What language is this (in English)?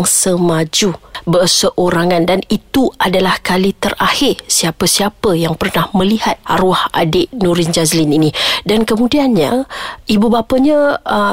Malay